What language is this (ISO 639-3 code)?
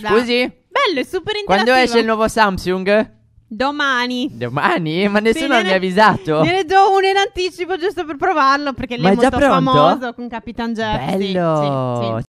ita